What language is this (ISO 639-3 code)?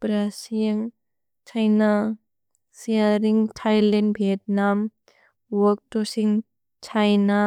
brx